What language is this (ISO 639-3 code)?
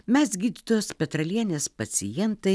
lit